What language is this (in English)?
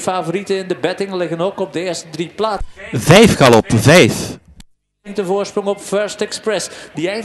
Dutch